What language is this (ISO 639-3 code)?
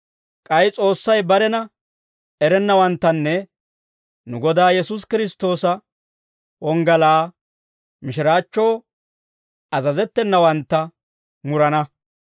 dwr